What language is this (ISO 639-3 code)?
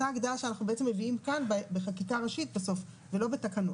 heb